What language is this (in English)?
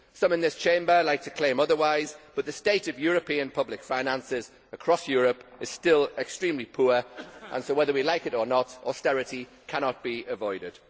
English